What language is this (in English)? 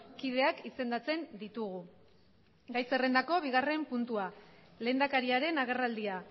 Basque